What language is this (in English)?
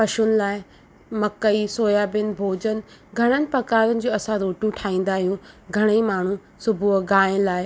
Sindhi